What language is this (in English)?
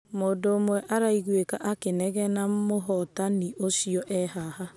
Kikuyu